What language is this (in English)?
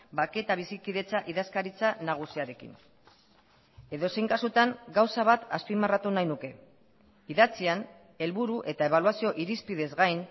Basque